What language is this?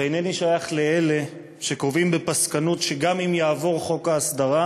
Hebrew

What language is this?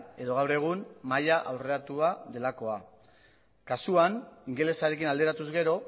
Basque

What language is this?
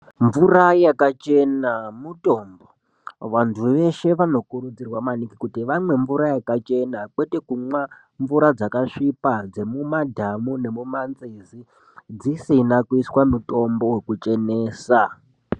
Ndau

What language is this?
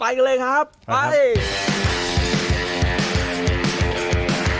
Thai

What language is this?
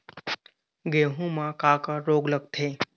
Chhattisgarhi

